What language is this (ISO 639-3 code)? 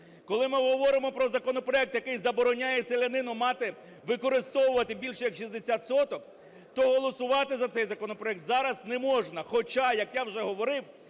ukr